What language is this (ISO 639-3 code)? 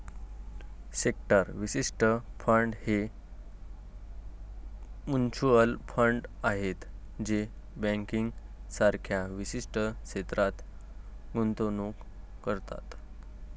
mar